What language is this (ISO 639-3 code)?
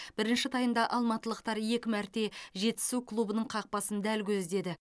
kaz